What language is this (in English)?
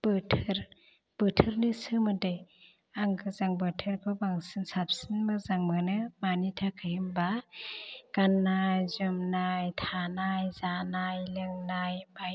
Bodo